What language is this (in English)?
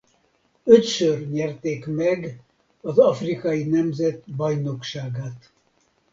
Hungarian